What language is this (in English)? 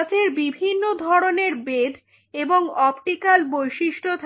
Bangla